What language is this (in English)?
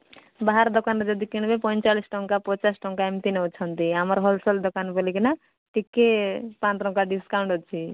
Odia